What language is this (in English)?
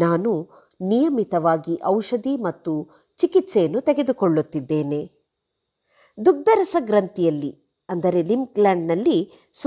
Arabic